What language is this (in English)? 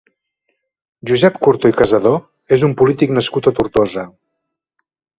Catalan